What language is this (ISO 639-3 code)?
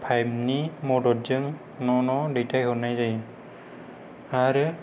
brx